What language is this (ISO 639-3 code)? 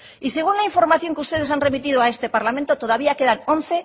spa